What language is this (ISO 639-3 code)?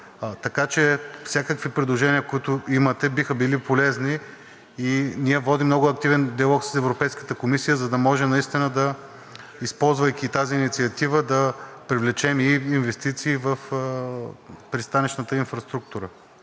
bul